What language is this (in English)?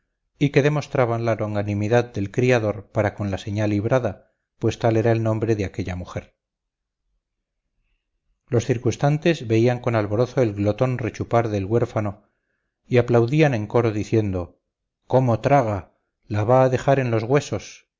Spanish